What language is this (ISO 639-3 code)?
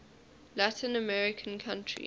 eng